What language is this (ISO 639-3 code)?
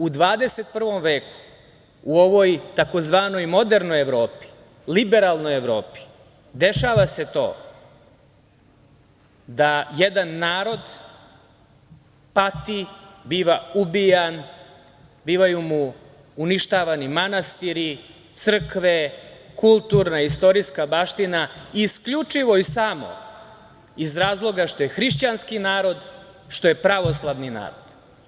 srp